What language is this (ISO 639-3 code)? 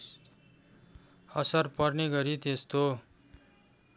nep